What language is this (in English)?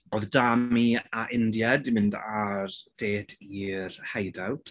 Welsh